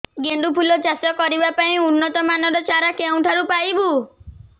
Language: Odia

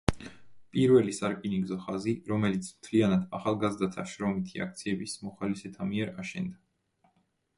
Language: Georgian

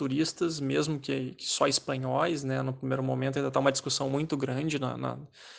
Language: Portuguese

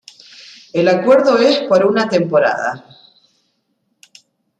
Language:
Spanish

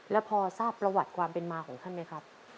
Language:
Thai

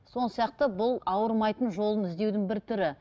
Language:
Kazakh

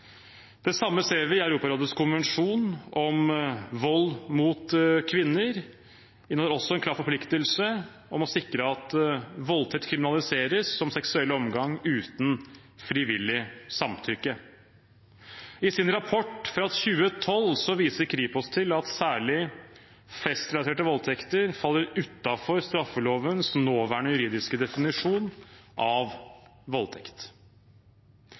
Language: Norwegian Bokmål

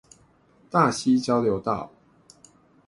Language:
Chinese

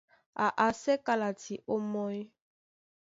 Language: Duala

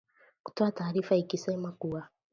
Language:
Swahili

